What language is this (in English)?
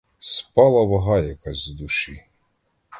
Ukrainian